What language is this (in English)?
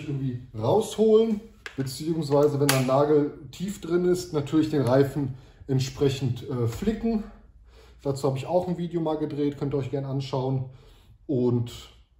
German